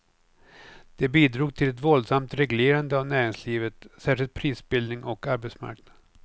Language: Swedish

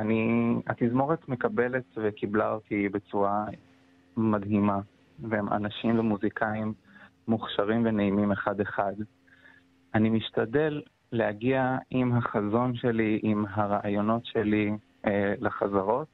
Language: Hebrew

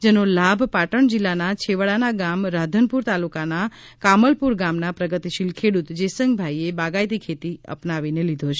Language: Gujarati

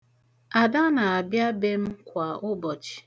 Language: Igbo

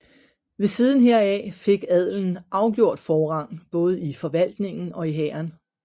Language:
Danish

